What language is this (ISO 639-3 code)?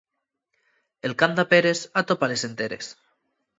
ast